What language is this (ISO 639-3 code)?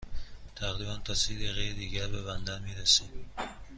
fas